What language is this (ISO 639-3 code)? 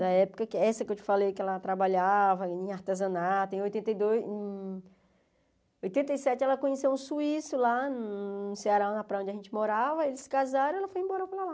por